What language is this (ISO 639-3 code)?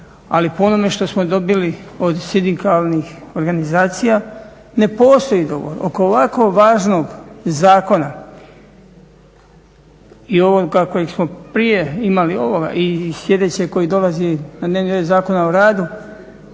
hrv